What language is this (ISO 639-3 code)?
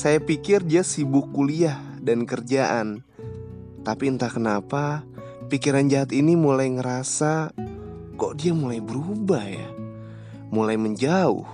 ind